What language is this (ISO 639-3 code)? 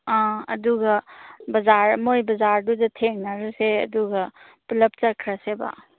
mni